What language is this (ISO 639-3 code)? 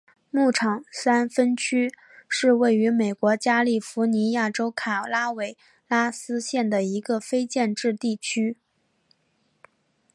zho